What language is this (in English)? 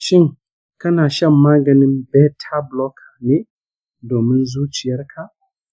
Hausa